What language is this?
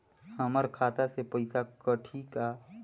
Chhattisgarhi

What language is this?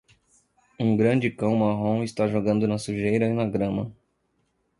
Portuguese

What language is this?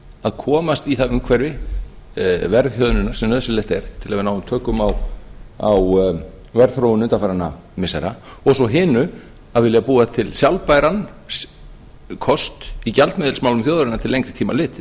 Icelandic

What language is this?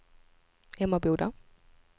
Swedish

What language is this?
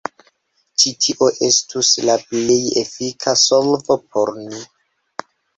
Esperanto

